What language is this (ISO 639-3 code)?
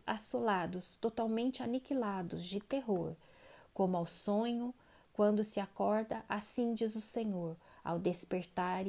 por